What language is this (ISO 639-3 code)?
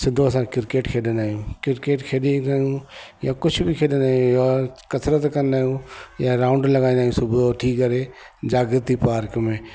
snd